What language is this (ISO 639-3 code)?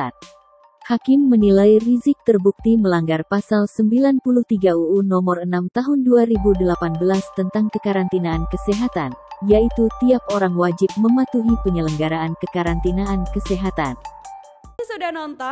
ind